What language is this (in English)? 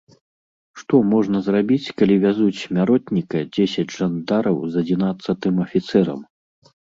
Belarusian